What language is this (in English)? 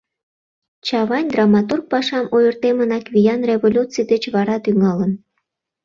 Mari